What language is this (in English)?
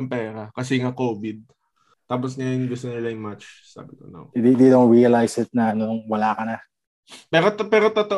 Filipino